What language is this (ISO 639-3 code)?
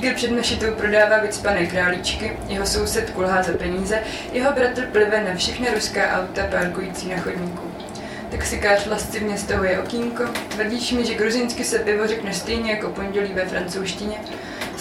ces